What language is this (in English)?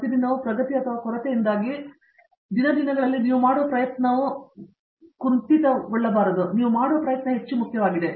Kannada